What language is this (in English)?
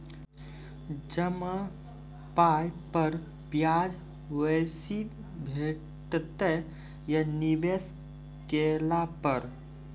Maithili